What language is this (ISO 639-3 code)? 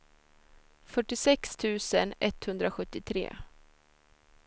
swe